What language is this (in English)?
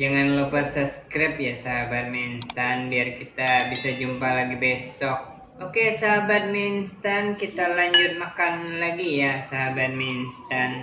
Indonesian